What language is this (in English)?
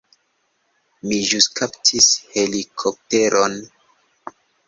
Esperanto